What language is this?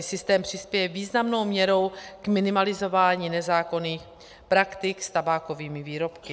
Czech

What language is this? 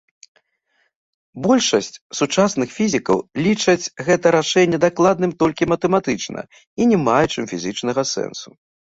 Belarusian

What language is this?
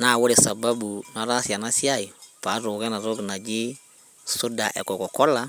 Masai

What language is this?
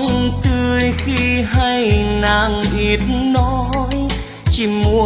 Vietnamese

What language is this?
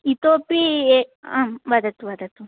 Sanskrit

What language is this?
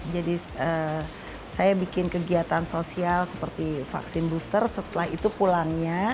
Indonesian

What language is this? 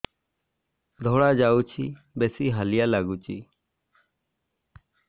Odia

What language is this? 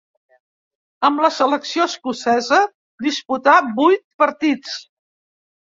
Catalan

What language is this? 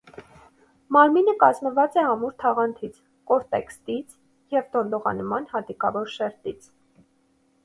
Armenian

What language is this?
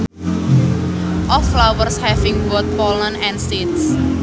Sundanese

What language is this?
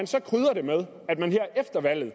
Danish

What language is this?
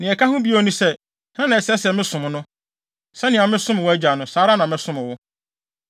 Akan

